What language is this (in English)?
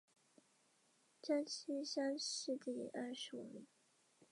Chinese